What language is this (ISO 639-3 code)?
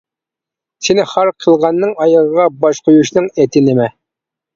uig